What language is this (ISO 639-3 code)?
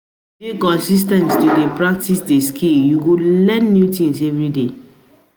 pcm